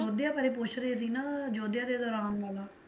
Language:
Punjabi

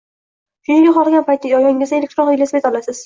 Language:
Uzbek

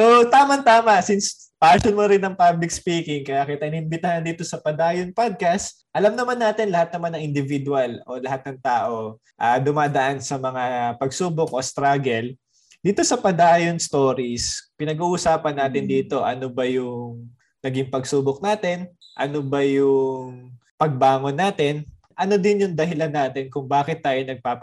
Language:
Filipino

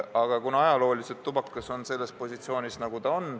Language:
Estonian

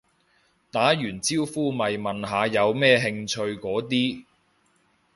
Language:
Cantonese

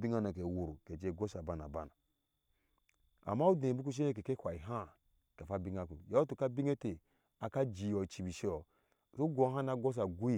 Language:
Ashe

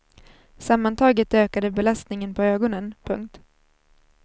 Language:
Swedish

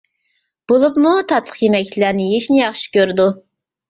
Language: Uyghur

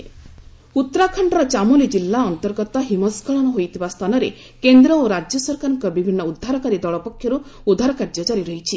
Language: Odia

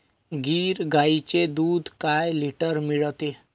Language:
Marathi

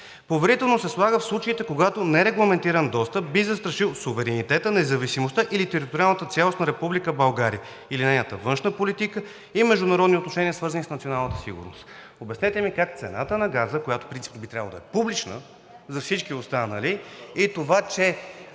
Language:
Bulgarian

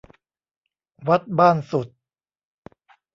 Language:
Thai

